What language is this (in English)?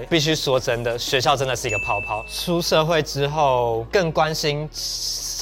Chinese